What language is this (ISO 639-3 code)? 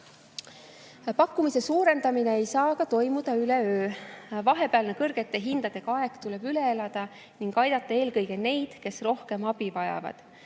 est